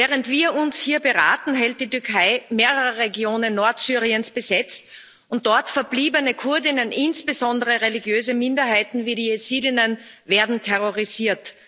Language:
German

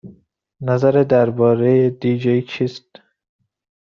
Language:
Persian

